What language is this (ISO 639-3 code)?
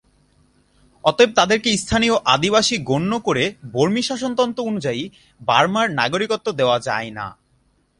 ben